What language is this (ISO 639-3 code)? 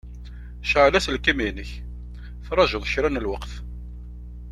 kab